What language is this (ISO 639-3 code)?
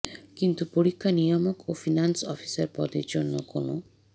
ben